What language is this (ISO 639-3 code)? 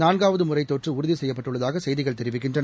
tam